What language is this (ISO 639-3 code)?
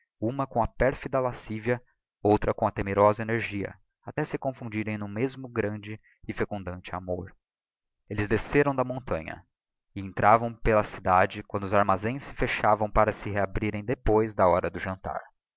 por